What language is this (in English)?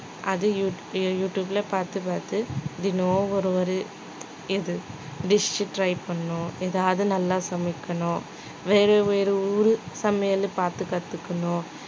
Tamil